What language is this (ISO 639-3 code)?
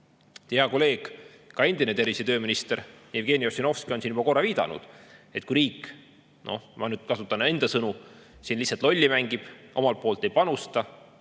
est